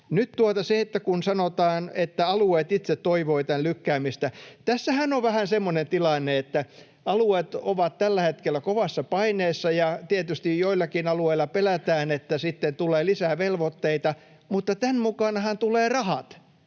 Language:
Finnish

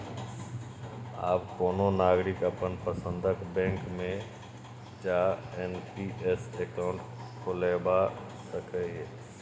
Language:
Maithili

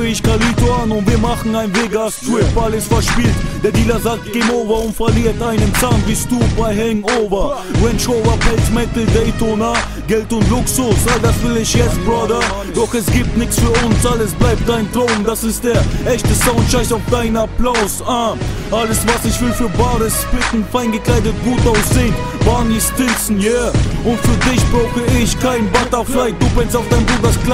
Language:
Romanian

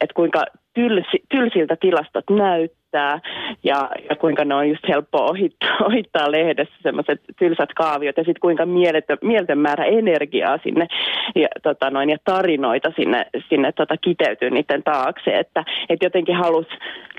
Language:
Finnish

